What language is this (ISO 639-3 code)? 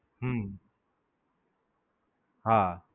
guj